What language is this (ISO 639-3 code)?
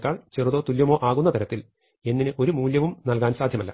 mal